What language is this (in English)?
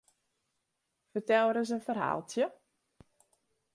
Western Frisian